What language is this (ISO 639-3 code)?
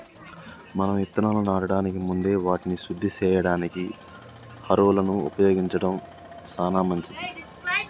tel